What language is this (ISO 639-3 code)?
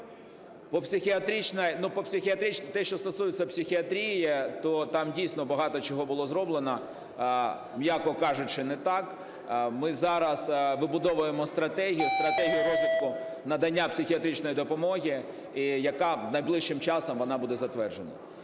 ukr